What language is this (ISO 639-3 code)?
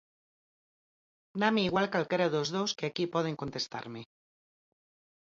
glg